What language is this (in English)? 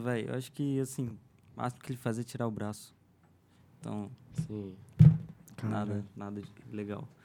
Portuguese